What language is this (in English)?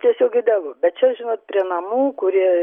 Lithuanian